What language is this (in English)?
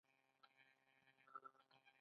Pashto